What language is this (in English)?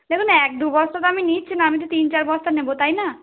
Bangla